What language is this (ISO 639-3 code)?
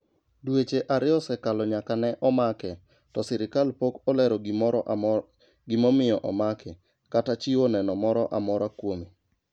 luo